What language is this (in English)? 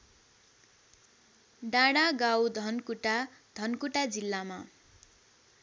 Nepali